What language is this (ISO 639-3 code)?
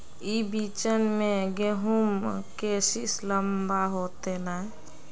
mag